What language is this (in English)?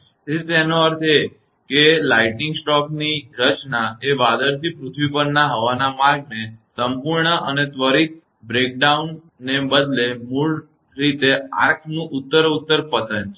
Gujarati